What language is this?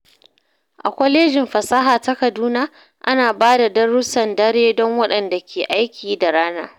Hausa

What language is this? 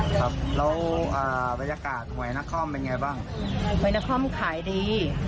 Thai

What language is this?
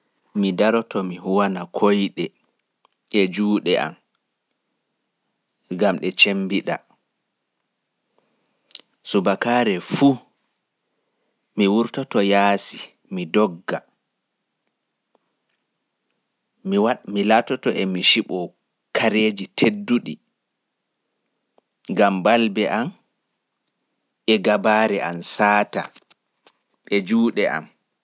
Pular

